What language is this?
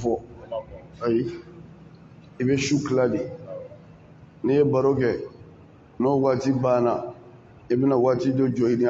Arabic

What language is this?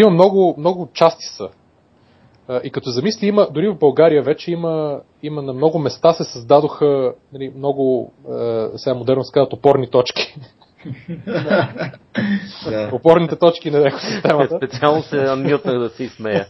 Bulgarian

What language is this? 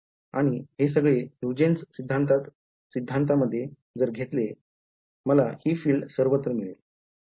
Marathi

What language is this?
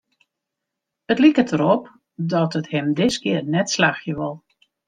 Western Frisian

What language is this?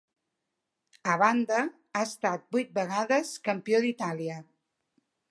Catalan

